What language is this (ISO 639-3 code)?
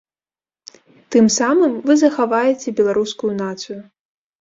bel